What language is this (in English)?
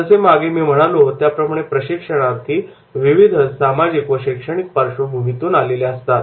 Marathi